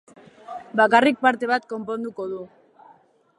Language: Basque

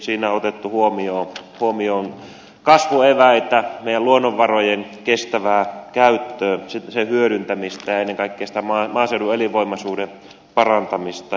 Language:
Finnish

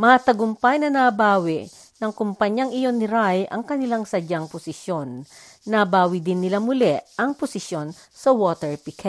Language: Filipino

